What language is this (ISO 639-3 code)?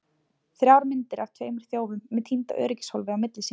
isl